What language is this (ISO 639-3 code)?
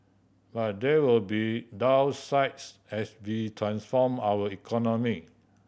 eng